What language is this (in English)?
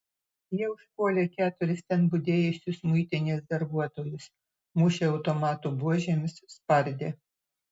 Lithuanian